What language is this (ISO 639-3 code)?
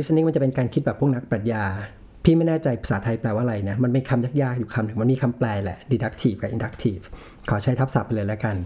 tha